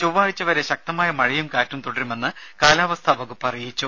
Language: Malayalam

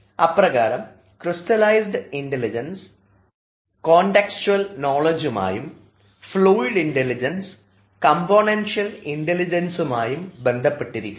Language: Malayalam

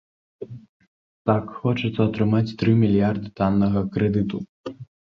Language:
Belarusian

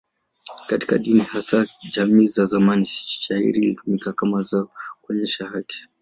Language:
Swahili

